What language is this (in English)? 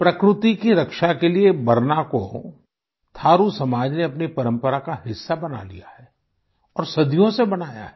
Hindi